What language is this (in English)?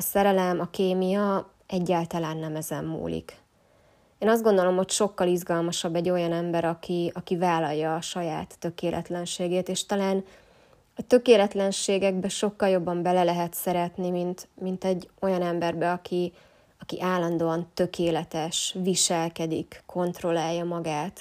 Hungarian